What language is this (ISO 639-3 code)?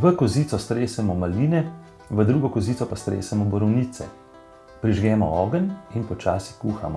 bul